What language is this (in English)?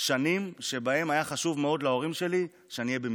Hebrew